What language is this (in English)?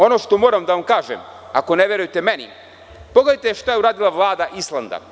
Serbian